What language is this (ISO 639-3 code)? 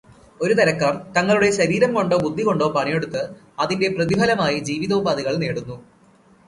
mal